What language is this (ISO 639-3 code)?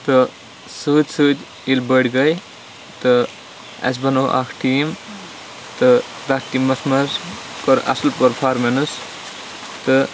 kas